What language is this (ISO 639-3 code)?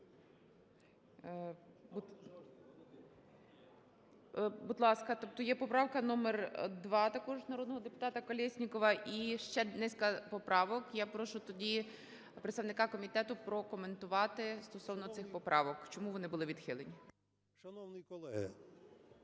ukr